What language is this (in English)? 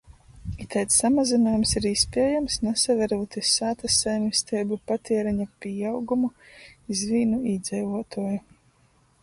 Latgalian